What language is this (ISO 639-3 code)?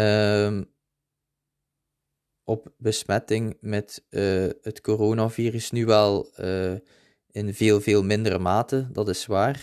nld